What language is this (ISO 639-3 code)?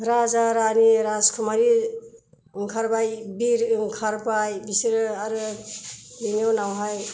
brx